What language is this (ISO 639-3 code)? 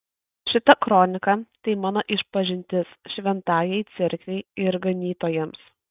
lit